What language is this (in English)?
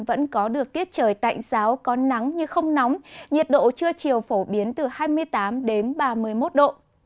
Vietnamese